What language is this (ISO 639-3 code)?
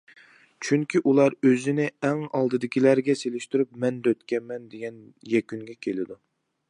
uig